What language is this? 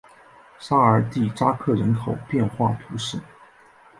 Chinese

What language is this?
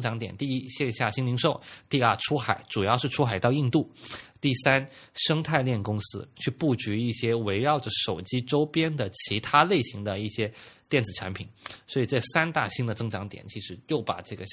Chinese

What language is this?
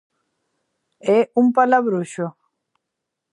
Galician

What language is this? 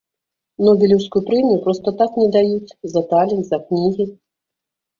Belarusian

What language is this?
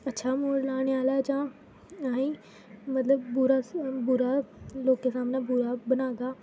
Dogri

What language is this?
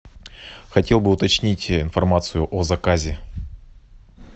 Russian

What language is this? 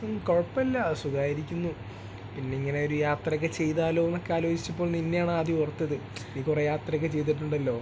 Malayalam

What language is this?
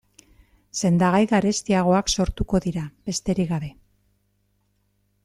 Basque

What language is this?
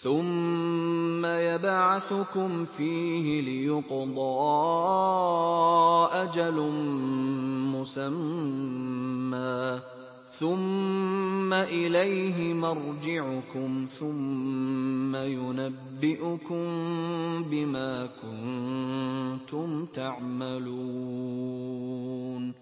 Arabic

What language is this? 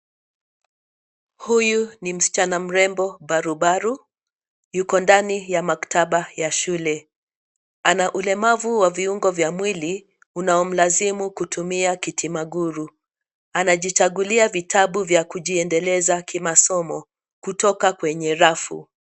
Swahili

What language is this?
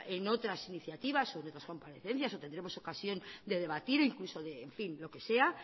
Spanish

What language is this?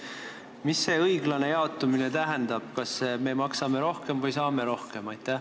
Estonian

